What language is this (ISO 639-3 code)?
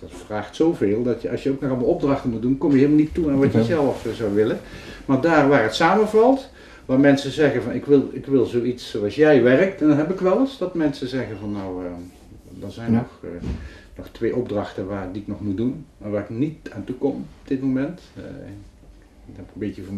nld